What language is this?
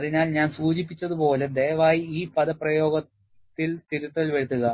Malayalam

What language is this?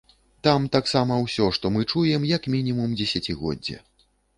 Belarusian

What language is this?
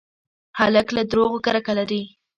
Pashto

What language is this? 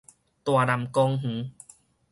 Min Nan Chinese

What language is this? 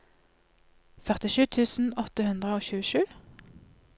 Norwegian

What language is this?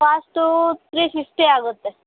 Kannada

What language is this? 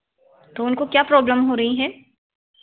Hindi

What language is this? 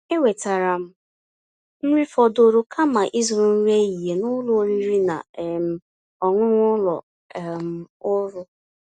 Igbo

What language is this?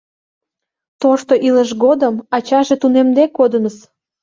Mari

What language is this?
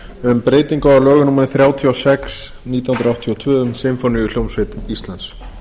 Icelandic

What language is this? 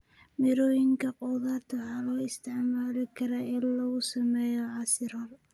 Somali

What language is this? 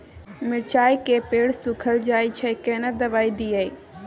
Maithili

